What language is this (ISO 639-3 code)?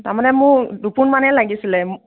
asm